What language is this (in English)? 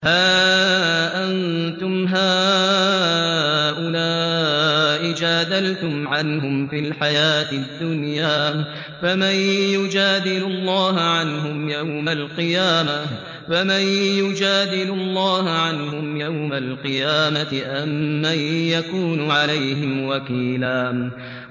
Arabic